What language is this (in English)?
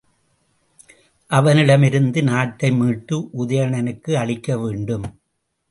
Tamil